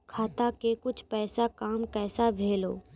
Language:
Maithili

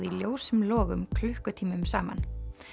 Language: Icelandic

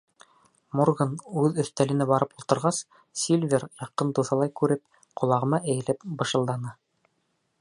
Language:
Bashkir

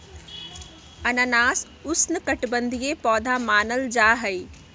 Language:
Magahi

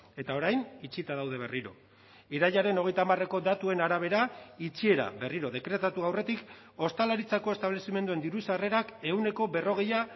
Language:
Basque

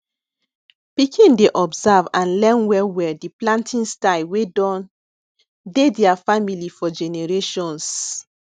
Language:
Nigerian Pidgin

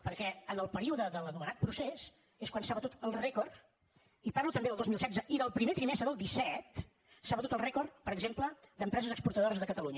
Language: Catalan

